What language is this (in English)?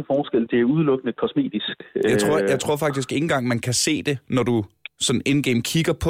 Danish